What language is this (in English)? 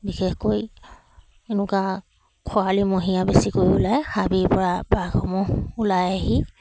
Assamese